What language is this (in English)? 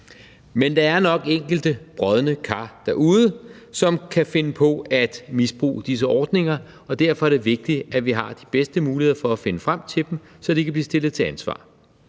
Danish